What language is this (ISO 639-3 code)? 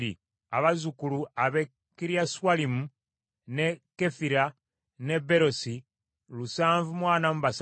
lug